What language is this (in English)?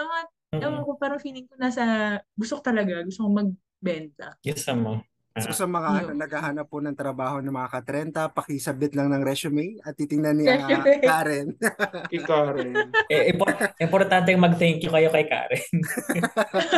Filipino